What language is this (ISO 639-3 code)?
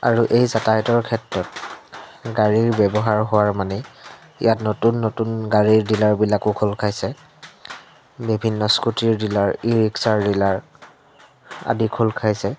asm